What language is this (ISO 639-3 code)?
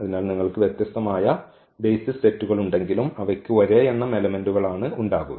mal